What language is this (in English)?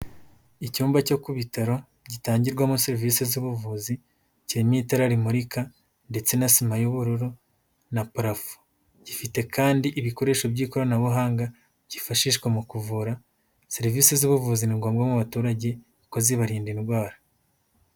Kinyarwanda